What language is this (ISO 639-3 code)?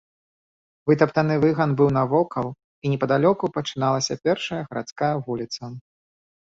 bel